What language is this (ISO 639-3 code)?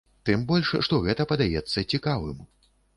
bel